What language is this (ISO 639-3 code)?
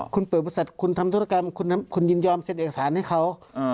tha